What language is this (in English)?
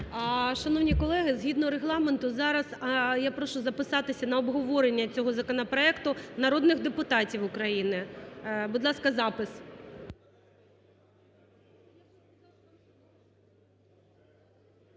Ukrainian